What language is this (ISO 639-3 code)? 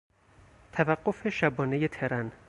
fas